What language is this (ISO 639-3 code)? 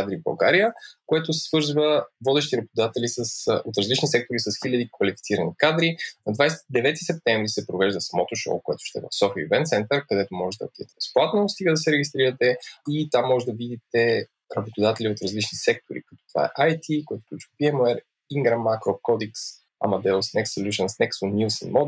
bul